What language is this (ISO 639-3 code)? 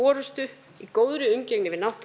isl